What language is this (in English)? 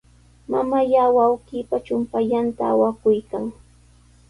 Sihuas Ancash Quechua